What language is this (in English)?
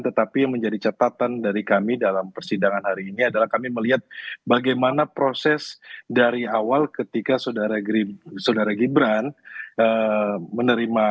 Indonesian